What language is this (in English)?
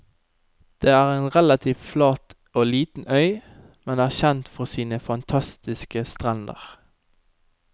Norwegian